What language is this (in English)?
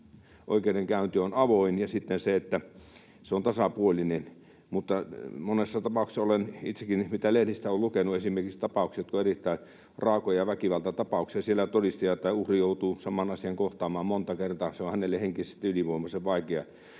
Finnish